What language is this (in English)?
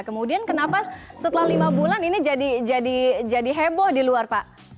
Indonesian